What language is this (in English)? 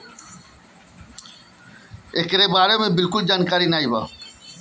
Bhojpuri